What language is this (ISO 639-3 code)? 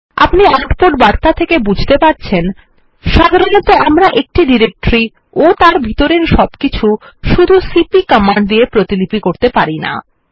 ben